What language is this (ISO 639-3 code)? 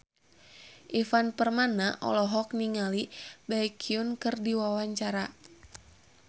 sun